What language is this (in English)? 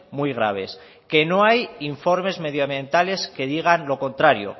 Spanish